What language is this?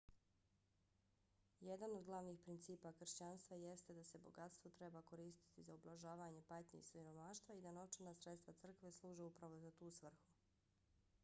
Bosnian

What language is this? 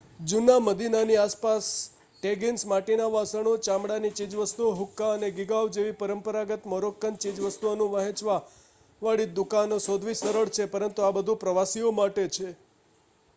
Gujarati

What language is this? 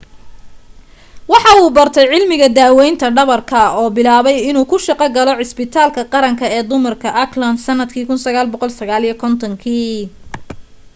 Somali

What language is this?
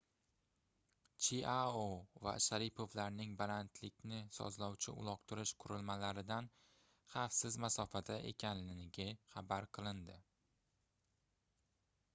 Uzbek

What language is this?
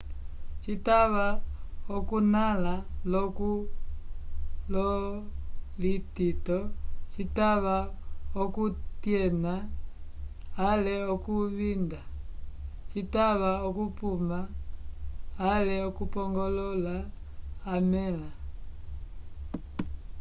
Umbundu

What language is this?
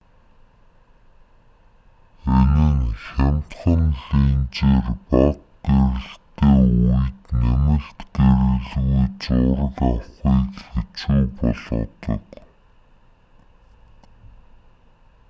Mongolian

